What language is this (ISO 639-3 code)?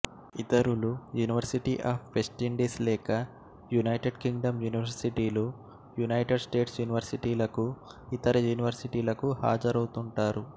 tel